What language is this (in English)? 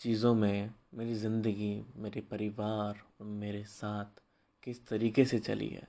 Hindi